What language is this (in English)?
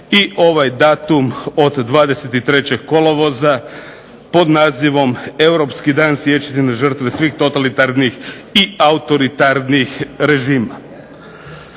Croatian